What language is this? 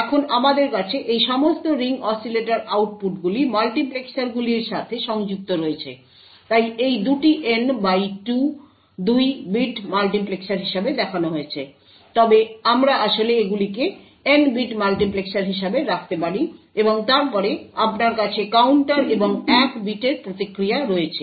Bangla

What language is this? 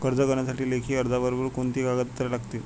Marathi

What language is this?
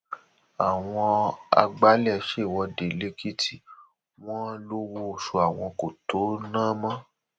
Yoruba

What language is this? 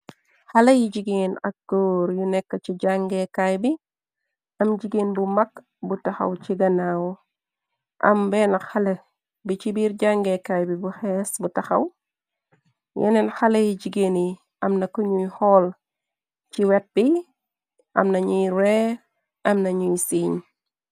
Wolof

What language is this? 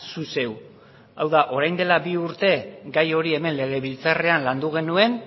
Basque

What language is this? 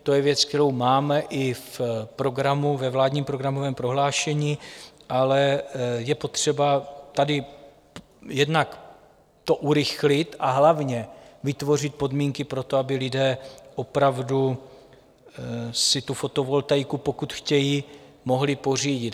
Czech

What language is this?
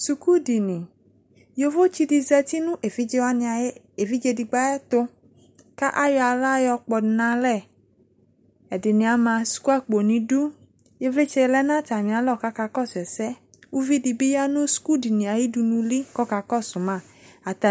Ikposo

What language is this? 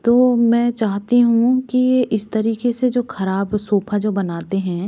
Hindi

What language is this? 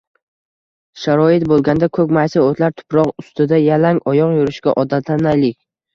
Uzbek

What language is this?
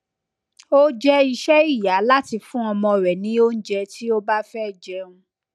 Yoruba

